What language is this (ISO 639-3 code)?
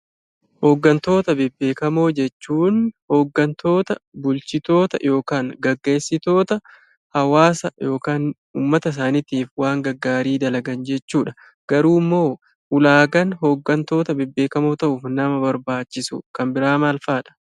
orm